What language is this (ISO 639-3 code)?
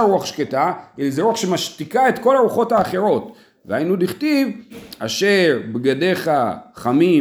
heb